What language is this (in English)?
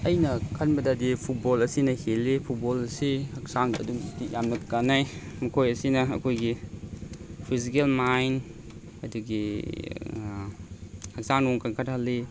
Manipuri